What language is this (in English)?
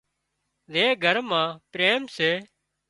Wadiyara Koli